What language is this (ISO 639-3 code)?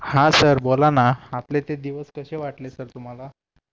mar